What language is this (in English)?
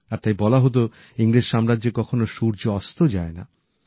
Bangla